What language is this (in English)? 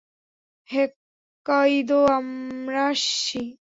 Bangla